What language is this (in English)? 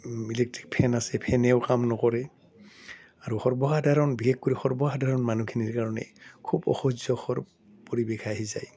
Assamese